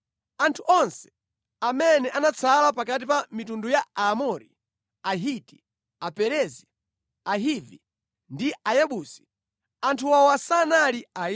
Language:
Nyanja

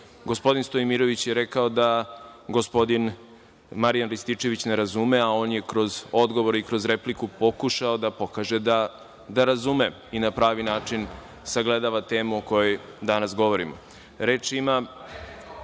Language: Serbian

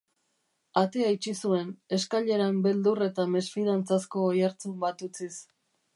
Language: Basque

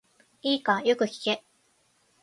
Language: Japanese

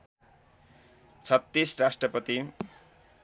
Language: Nepali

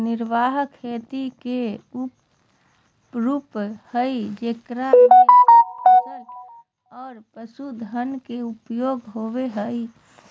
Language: Magahi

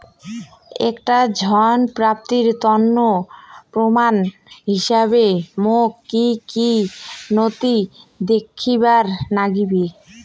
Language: Bangla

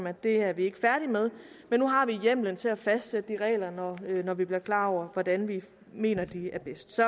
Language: Danish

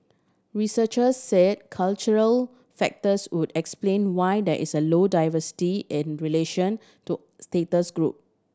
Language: English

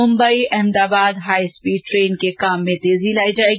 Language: Hindi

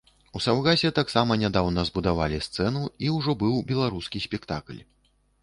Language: Belarusian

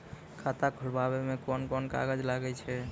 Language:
Maithili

